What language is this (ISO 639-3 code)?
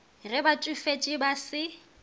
nso